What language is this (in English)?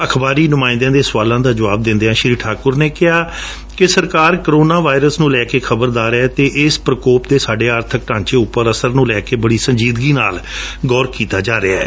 Punjabi